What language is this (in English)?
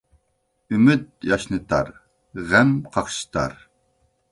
Uyghur